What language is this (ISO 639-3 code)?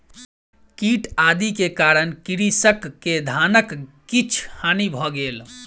mai